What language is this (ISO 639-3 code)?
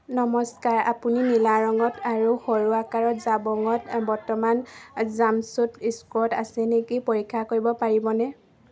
asm